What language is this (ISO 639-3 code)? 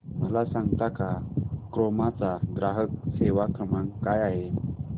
mar